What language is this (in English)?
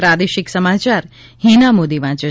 Gujarati